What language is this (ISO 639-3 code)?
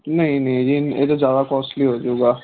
pan